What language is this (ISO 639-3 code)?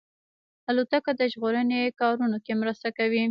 pus